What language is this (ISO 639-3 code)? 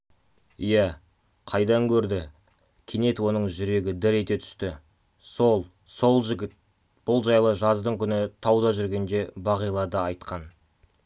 kaz